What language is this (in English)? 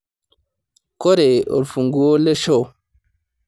Masai